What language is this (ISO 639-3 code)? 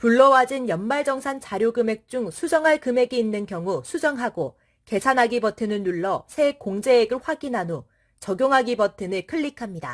kor